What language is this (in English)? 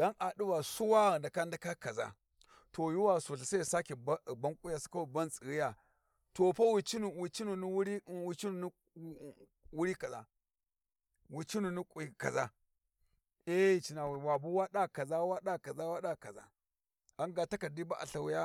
Warji